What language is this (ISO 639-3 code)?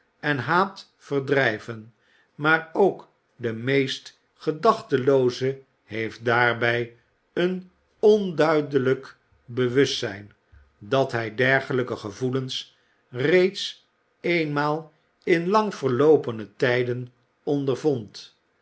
nld